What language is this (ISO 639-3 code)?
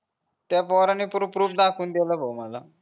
mar